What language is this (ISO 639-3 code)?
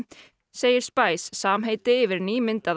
isl